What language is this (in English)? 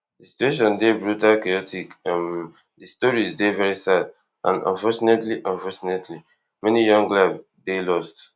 Nigerian Pidgin